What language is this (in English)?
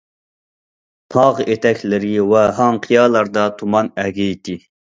Uyghur